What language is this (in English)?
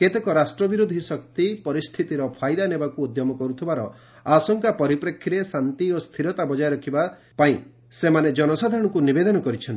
Odia